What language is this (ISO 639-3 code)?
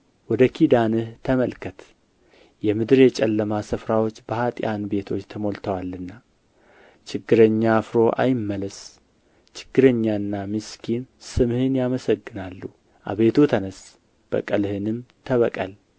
amh